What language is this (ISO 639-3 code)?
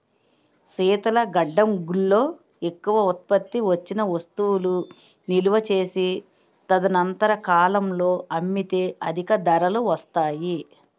tel